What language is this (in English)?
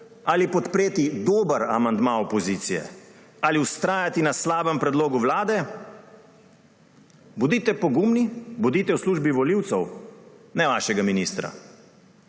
Slovenian